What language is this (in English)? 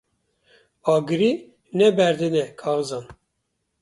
Kurdish